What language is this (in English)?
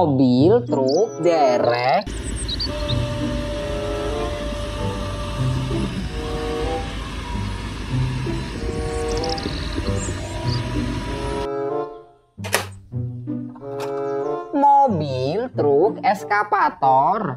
Indonesian